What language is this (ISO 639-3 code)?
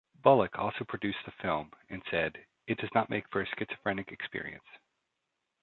eng